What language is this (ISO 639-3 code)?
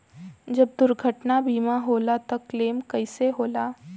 bho